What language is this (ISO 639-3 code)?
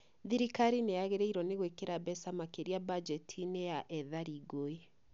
kik